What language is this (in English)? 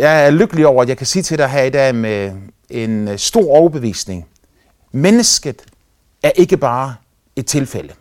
Danish